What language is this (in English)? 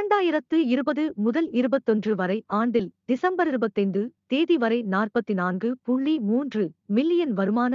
Tamil